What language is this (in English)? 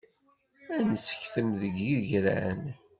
Kabyle